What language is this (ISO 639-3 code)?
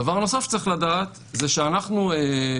heb